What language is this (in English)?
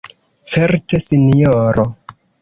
Esperanto